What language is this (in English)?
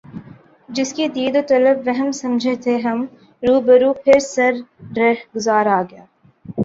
Urdu